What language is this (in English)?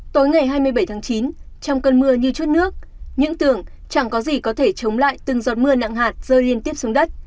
Vietnamese